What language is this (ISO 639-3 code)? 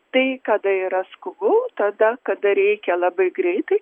lit